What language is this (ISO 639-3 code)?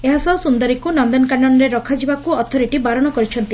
ori